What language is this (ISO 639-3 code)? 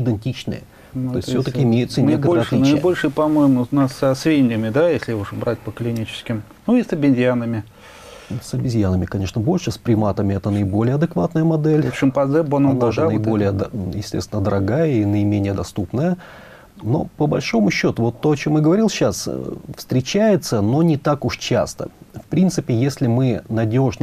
rus